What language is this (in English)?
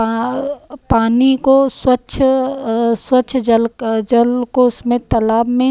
Hindi